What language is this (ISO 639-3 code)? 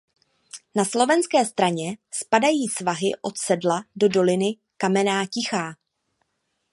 ces